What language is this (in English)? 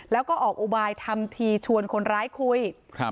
Thai